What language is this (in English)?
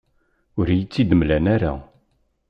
Kabyle